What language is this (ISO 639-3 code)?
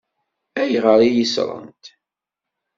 kab